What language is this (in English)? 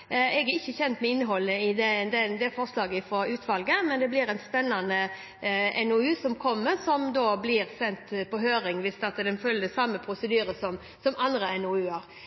Norwegian Bokmål